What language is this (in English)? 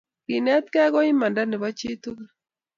Kalenjin